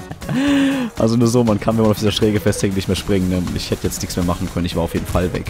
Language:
German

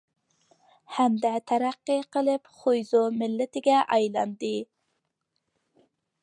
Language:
Uyghur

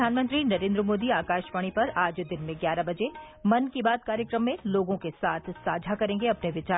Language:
Hindi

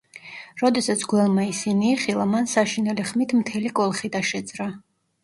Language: Georgian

